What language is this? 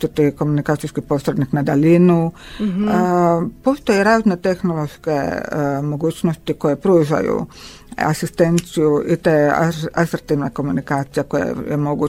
Croatian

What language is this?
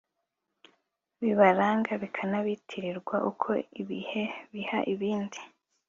Kinyarwanda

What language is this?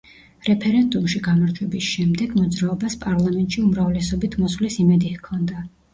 Georgian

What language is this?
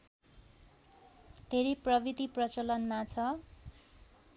Nepali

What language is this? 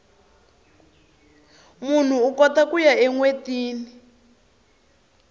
Tsonga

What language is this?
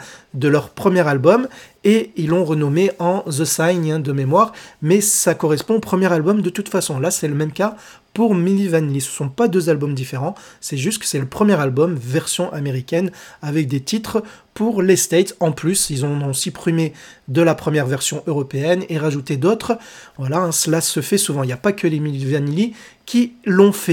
French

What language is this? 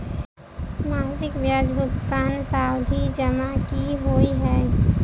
Maithili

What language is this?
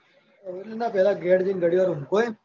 Gujarati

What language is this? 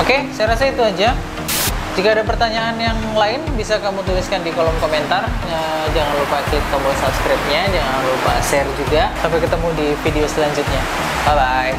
Indonesian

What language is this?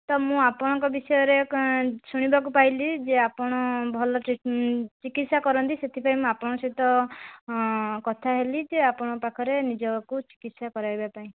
Odia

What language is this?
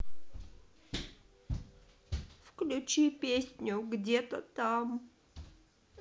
Russian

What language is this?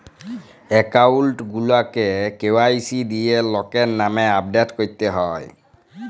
Bangla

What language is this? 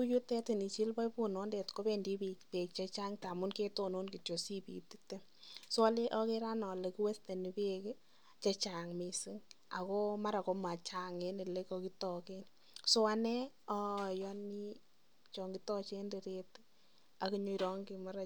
Kalenjin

